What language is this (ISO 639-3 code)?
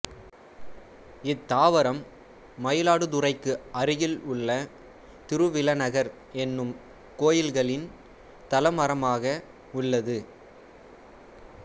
tam